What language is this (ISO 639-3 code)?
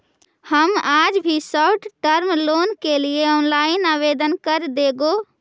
mag